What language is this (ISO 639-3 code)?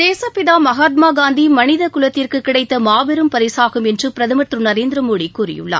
tam